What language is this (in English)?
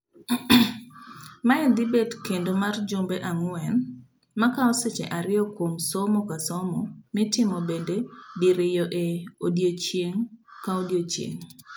Luo (Kenya and Tanzania)